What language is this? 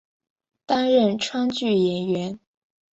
Chinese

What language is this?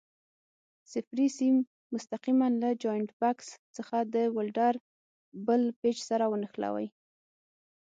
Pashto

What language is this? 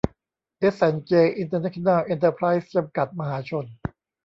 Thai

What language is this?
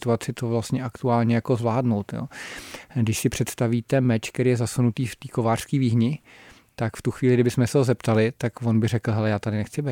Czech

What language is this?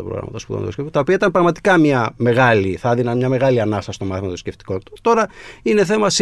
Greek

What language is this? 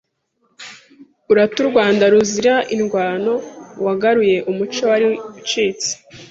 Kinyarwanda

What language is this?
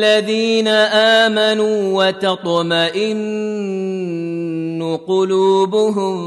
Arabic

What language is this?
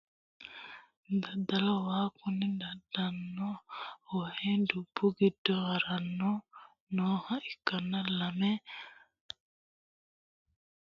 Sidamo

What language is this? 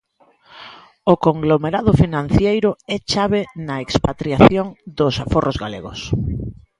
Galician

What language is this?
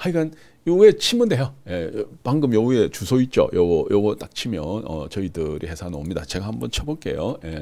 Korean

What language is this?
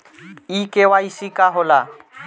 Bhojpuri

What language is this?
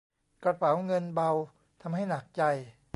Thai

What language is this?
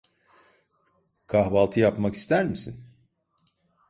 Turkish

